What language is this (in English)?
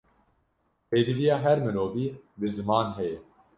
Kurdish